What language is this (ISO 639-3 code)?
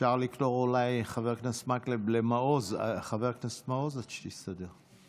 heb